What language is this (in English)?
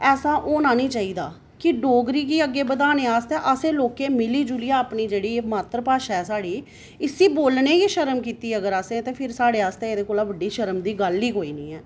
Dogri